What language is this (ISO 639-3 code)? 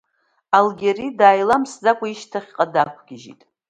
abk